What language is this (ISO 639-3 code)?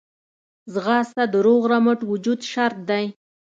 pus